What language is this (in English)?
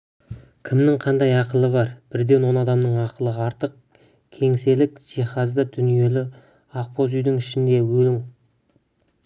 Kazakh